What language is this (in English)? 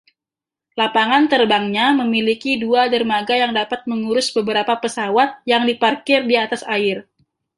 Indonesian